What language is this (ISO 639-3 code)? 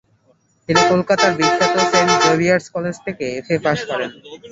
ben